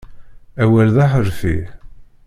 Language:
Kabyle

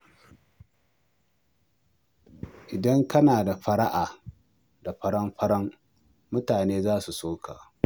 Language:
Hausa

